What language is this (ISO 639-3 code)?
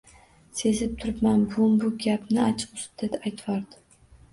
uzb